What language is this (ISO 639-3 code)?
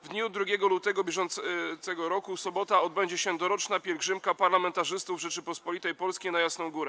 pol